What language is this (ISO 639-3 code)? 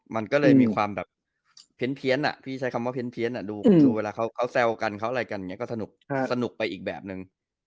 tha